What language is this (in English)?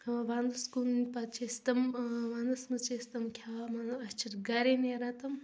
Kashmiri